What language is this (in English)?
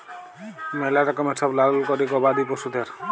Bangla